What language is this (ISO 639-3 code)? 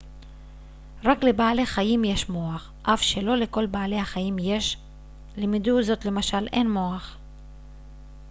heb